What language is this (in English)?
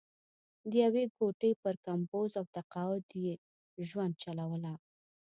Pashto